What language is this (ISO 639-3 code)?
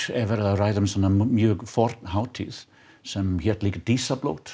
isl